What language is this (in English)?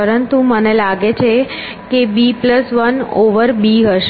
Gujarati